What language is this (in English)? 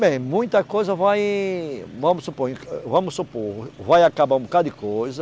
Portuguese